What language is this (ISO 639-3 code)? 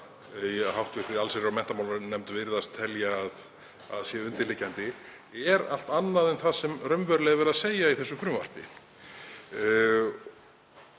isl